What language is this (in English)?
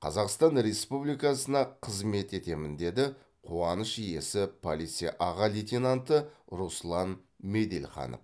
Kazakh